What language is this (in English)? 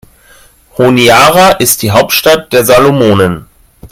German